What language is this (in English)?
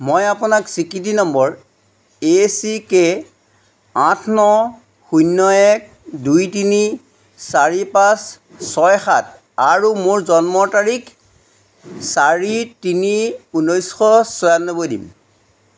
Assamese